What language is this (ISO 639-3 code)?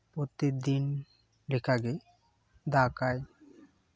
sat